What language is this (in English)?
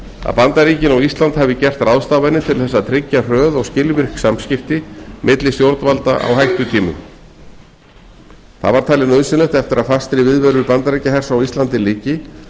Icelandic